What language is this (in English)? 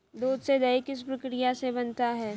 Hindi